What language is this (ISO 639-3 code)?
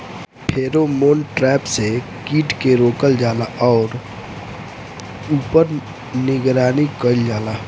bho